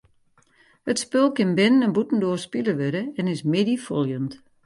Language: Western Frisian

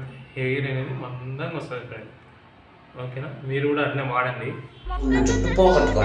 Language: Telugu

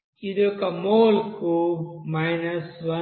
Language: Telugu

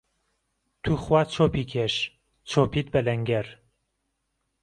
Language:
Central Kurdish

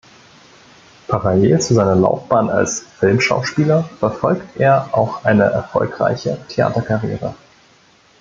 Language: German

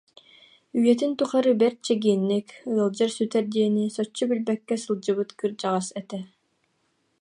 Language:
Yakut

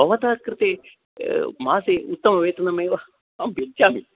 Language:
Sanskrit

